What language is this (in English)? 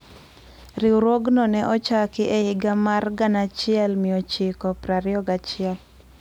Luo (Kenya and Tanzania)